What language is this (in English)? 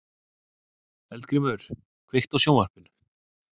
Icelandic